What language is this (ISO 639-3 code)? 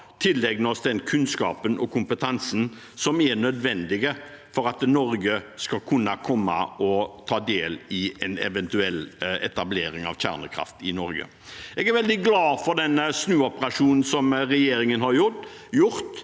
nor